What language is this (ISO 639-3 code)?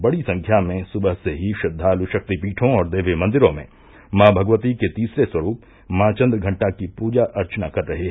hin